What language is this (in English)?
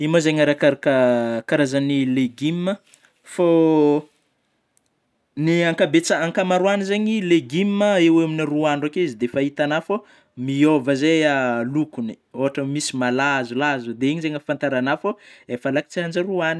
Northern Betsimisaraka Malagasy